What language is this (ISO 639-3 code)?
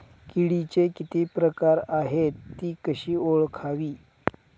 mar